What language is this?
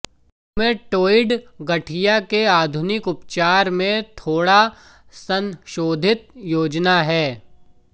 Hindi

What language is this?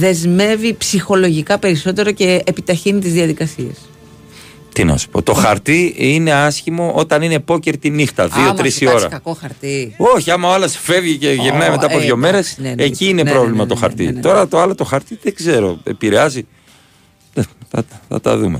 Greek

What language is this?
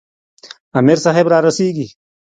Pashto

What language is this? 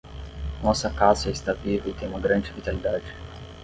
Portuguese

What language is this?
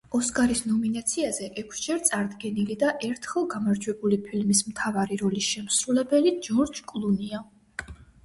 Georgian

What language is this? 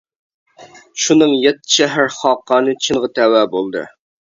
Uyghur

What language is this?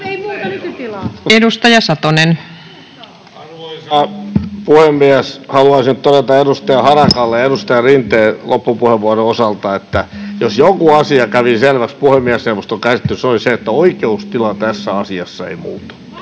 Finnish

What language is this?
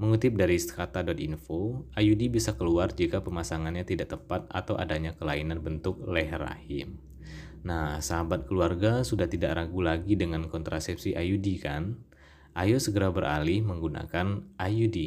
Indonesian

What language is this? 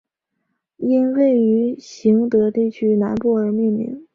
Chinese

